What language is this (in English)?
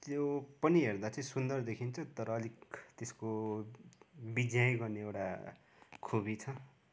Nepali